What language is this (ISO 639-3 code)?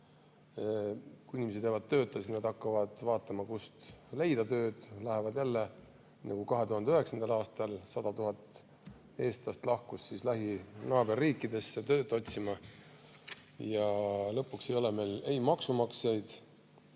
est